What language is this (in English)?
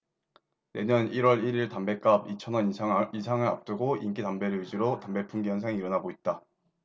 Korean